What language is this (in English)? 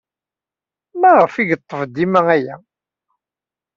Kabyle